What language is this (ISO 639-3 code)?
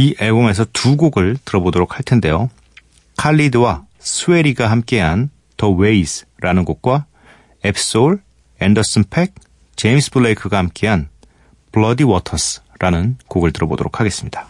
kor